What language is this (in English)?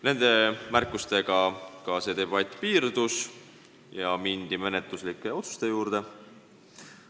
Estonian